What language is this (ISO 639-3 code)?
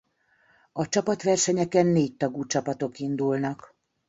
hun